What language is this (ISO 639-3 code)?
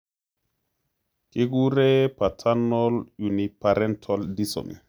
kln